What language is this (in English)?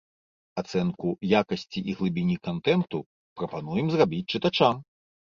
Belarusian